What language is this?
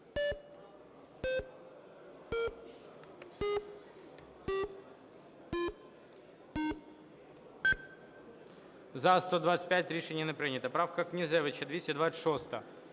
Ukrainian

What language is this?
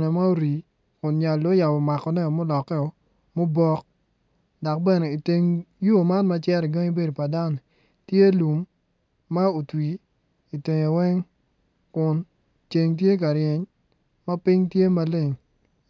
Acoli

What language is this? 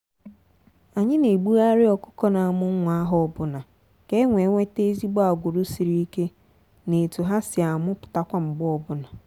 Igbo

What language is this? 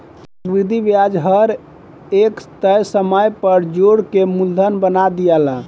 Bhojpuri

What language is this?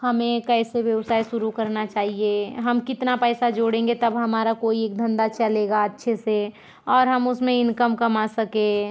Hindi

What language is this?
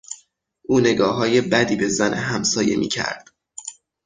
Persian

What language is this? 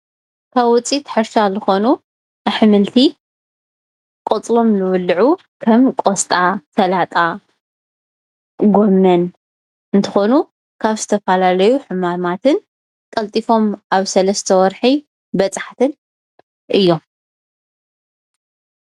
Tigrinya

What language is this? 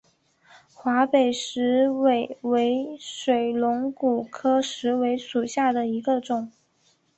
Chinese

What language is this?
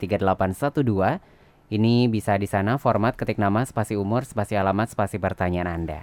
Indonesian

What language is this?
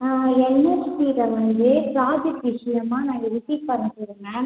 Tamil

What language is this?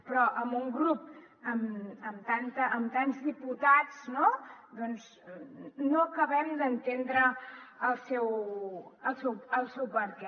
Catalan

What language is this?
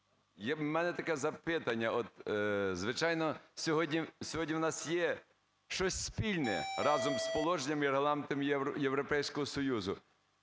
Ukrainian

